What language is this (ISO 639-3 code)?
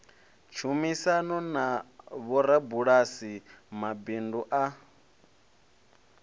ven